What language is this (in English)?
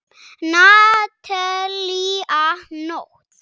Icelandic